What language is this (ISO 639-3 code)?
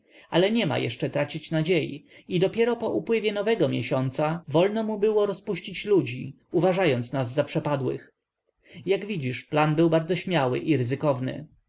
pol